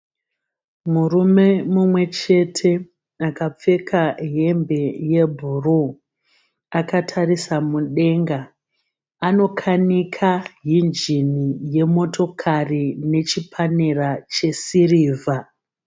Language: Shona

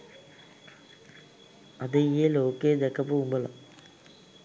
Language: Sinhala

